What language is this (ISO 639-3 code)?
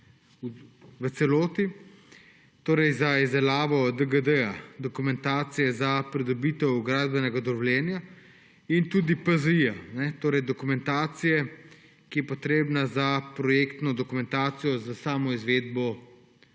slv